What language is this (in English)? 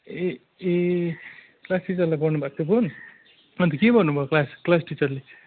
Nepali